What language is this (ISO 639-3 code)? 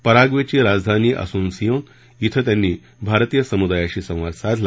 mar